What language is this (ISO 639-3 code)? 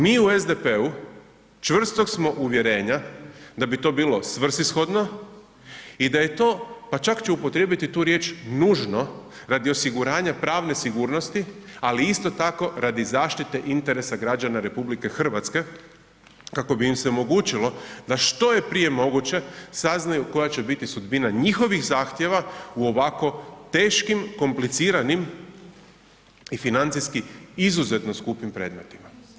hrv